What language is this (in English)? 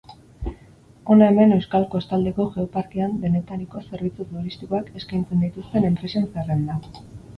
Basque